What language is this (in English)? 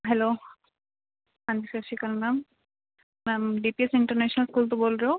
Punjabi